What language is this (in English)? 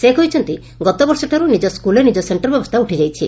Odia